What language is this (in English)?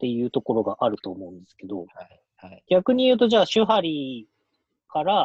Japanese